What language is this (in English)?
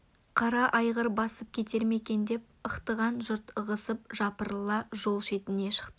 Kazakh